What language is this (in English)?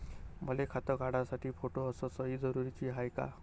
Marathi